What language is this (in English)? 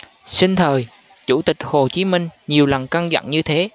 Vietnamese